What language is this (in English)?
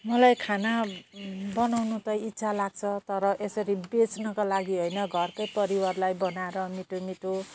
Nepali